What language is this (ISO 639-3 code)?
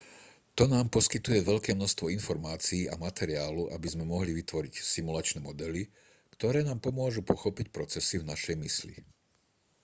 slk